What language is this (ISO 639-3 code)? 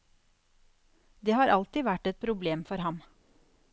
nor